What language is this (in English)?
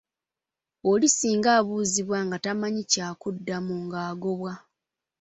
Ganda